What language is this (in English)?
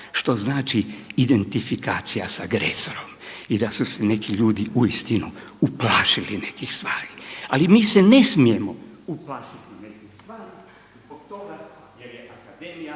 Croatian